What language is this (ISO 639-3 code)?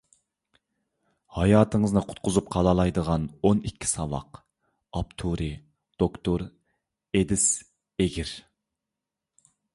uig